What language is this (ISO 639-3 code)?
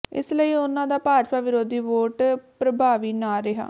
pan